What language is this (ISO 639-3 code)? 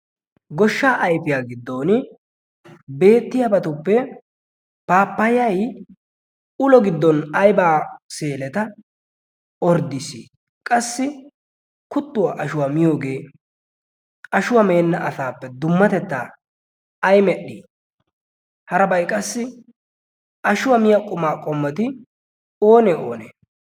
wal